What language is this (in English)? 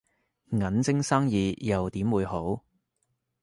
Cantonese